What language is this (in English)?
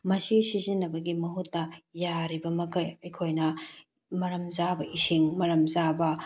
Manipuri